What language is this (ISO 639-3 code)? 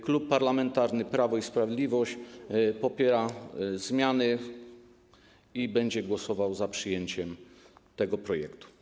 pol